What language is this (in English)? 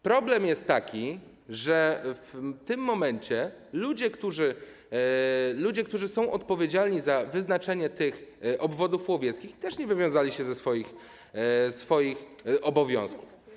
Polish